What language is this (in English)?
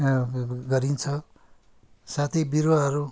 Nepali